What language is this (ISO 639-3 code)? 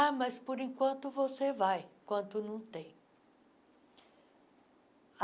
por